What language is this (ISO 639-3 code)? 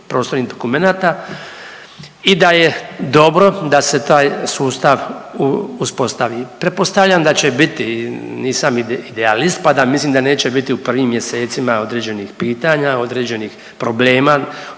hrv